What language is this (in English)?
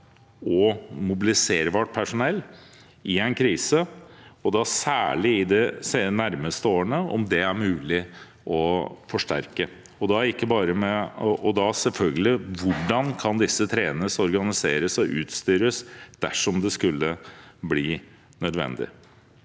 Norwegian